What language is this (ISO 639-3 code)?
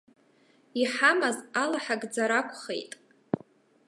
abk